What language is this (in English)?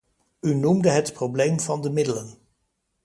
Dutch